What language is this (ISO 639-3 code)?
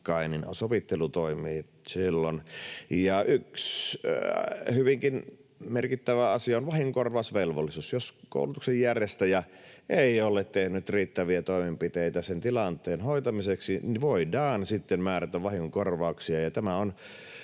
fin